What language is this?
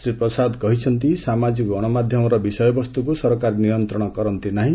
Odia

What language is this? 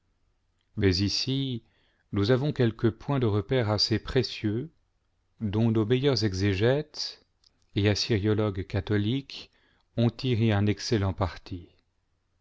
French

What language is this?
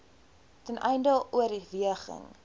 Afrikaans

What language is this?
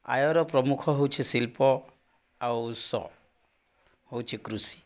Odia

